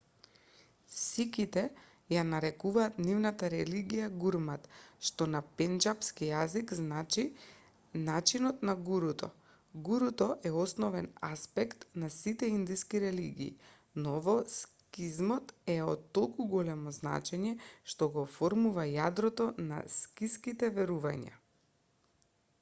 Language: Macedonian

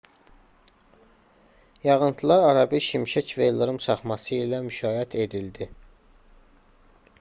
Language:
Azerbaijani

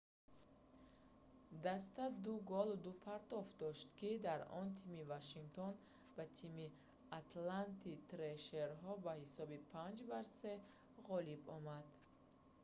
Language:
Tajik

